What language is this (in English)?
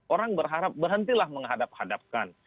Indonesian